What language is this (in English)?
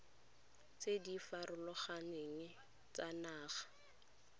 Tswana